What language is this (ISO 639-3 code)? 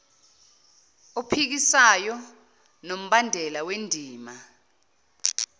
zul